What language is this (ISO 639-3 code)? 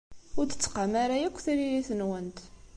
kab